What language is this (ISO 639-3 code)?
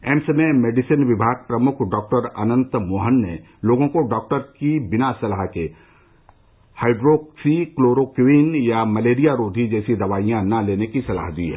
hin